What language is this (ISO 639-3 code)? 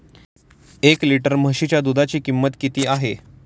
mar